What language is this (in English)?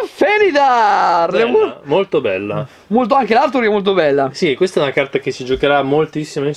Italian